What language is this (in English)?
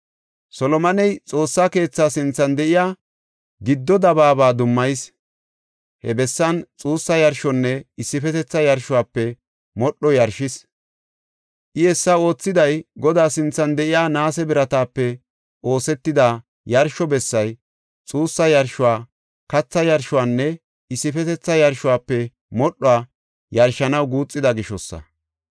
Gofa